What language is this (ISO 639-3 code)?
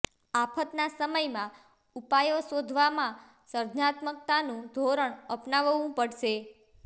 guj